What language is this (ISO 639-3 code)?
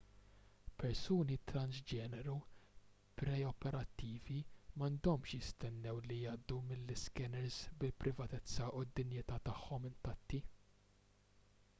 mlt